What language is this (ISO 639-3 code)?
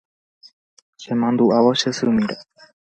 grn